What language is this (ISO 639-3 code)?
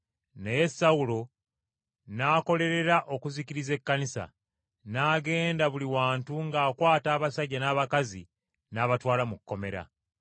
lug